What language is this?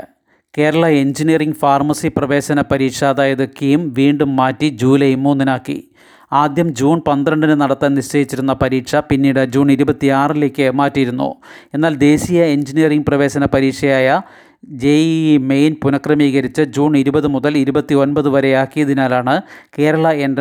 Malayalam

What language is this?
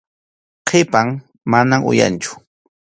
Arequipa-La Unión Quechua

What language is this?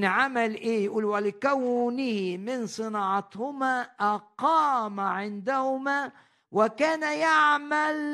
Arabic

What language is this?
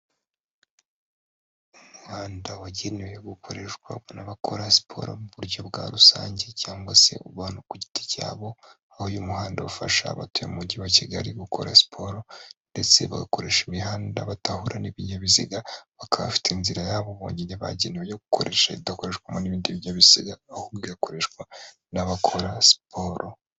Kinyarwanda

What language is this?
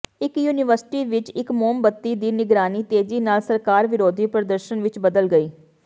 Punjabi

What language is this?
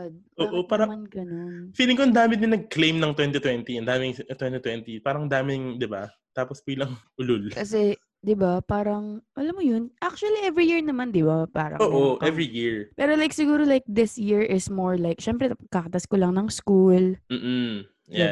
Filipino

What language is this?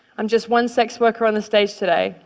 English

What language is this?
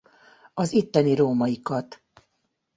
Hungarian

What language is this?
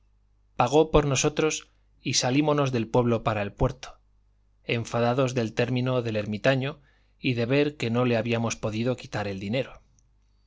Spanish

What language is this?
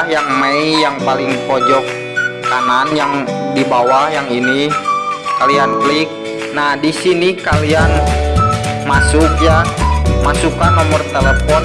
Indonesian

